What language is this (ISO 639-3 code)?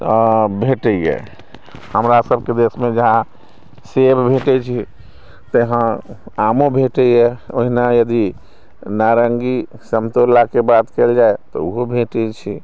mai